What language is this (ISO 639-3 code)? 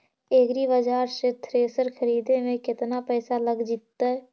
mag